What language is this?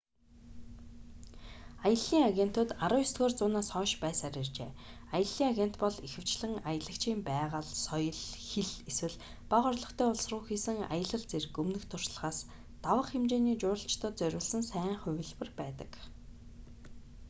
Mongolian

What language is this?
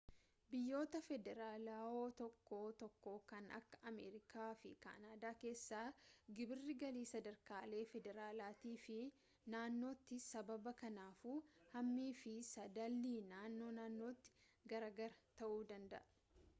Oromo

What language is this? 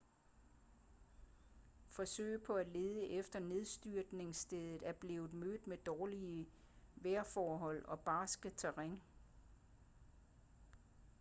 Danish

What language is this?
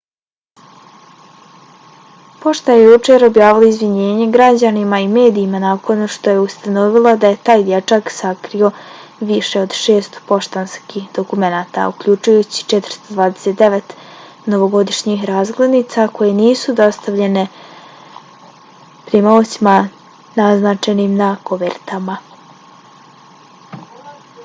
Bosnian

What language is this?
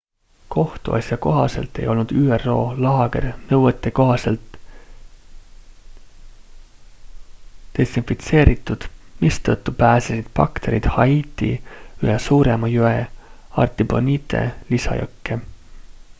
Estonian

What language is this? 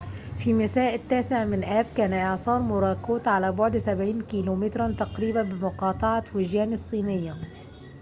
Arabic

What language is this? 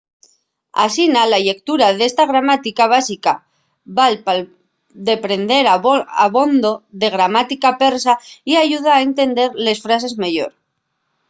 Asturian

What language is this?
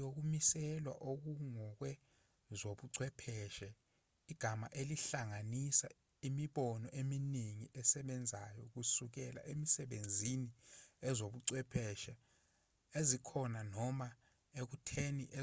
Zulu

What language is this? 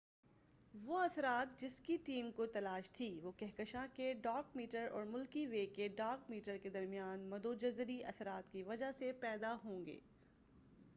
Urdu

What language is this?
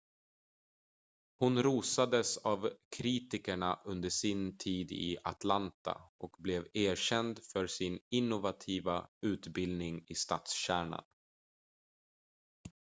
Swedish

